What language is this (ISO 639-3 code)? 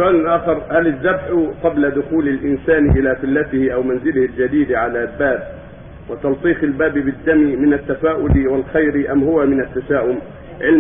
ara